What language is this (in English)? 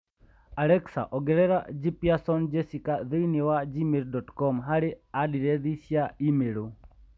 Kikuyu